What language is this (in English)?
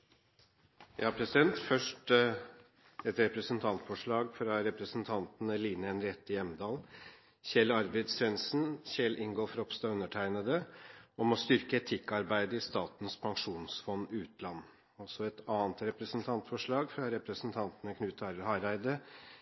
Norwegian Bokmål